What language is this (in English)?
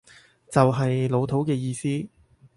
Cantonese